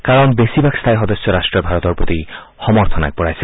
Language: Assamese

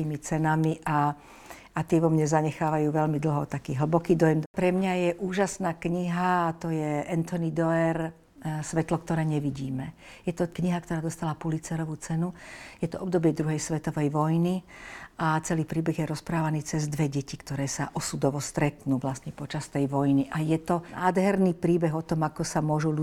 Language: Slovak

